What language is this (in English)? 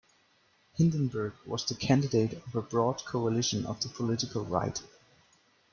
English